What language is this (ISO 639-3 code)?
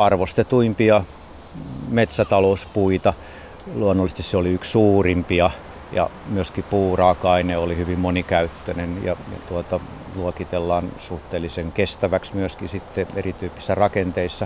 fin